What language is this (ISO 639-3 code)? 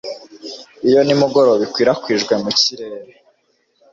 kin